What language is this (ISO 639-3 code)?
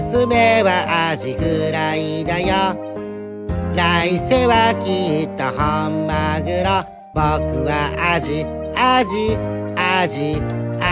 jpn